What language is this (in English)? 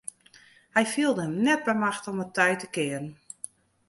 Western Frisian